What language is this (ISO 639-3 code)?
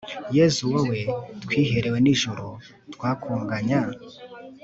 kin